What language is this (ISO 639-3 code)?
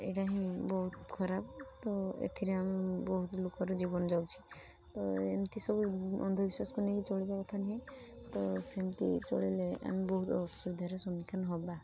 ori